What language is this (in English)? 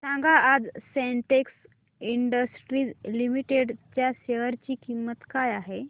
Marathi